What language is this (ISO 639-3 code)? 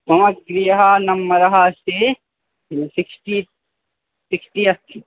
san